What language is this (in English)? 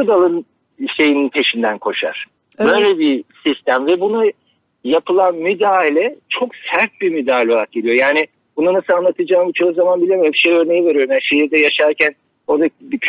Turkish